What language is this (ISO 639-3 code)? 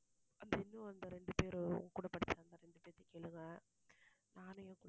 tam